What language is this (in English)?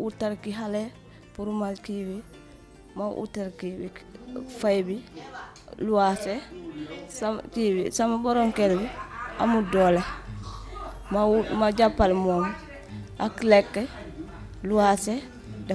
Arabic